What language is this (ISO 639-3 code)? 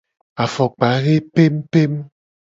gej